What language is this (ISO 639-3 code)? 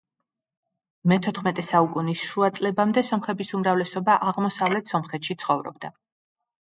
kat